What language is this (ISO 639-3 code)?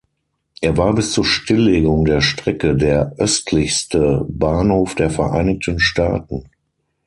deu